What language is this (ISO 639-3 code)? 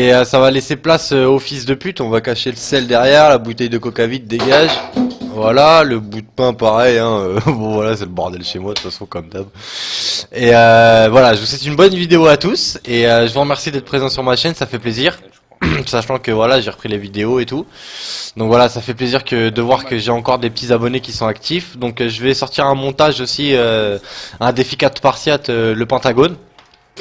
fra